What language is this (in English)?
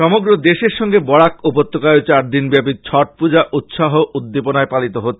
Bangla